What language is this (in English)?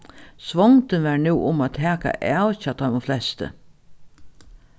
Faroese